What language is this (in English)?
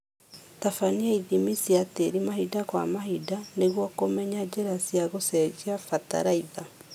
Kikuyu